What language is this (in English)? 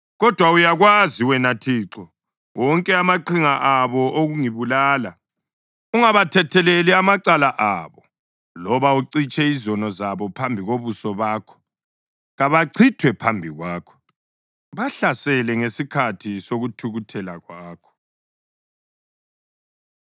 North Ndebele